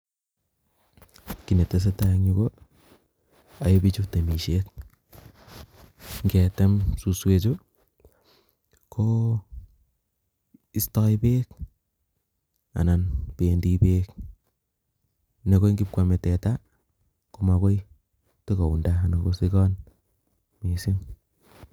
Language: Kalenjin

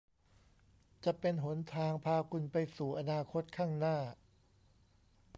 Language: Thai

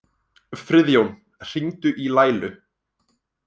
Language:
Icelandic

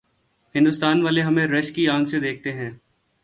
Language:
Urdu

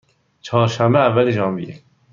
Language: Persian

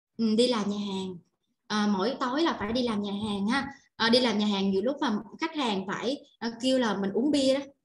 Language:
Vietnamese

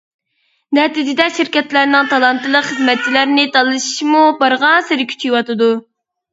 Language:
Uyghur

